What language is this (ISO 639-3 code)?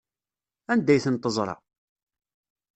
kab